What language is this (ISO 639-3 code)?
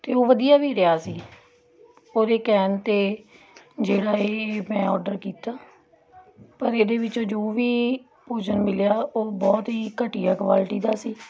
pan